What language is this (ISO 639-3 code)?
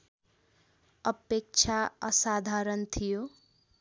nep